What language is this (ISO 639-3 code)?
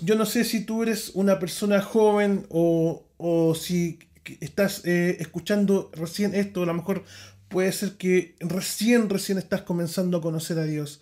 spa